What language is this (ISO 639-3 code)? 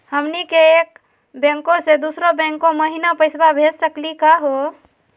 mag